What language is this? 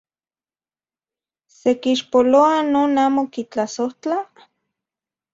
Central Puebla Nahuatl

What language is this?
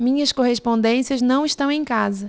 Portuguese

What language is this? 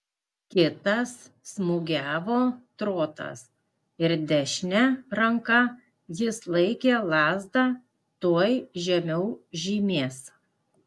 Lithuanian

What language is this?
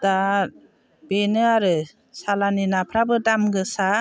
Bodo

